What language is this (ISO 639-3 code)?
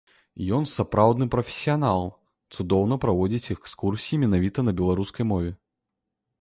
bel